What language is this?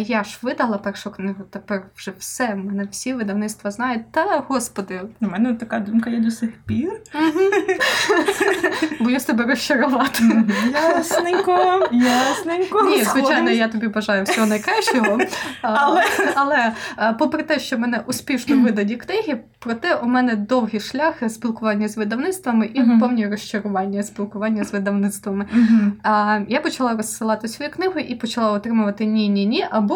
Ukrainian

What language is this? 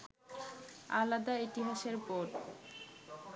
Bangla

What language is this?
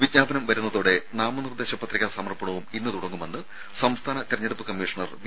Malayalam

